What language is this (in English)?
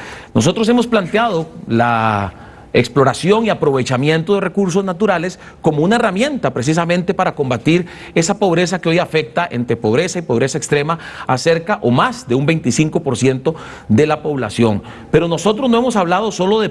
Spanish